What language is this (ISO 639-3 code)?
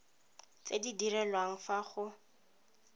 tsn